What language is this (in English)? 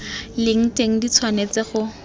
Tswana